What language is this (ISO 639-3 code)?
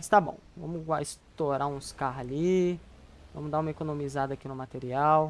por